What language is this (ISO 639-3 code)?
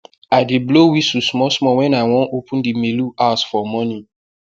pcm